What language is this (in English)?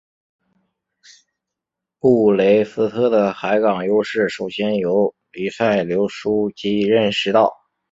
Chinese